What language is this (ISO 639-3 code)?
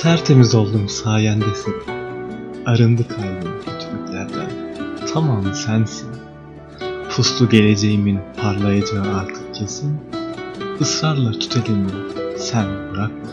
tur